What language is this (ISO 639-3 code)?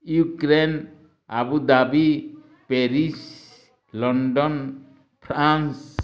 ori